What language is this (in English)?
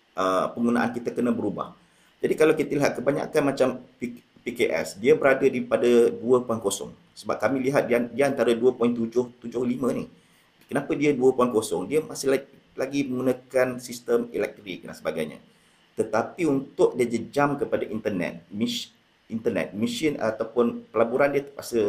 Malay